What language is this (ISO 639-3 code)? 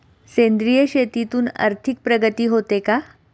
mar